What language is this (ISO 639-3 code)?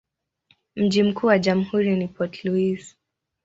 swa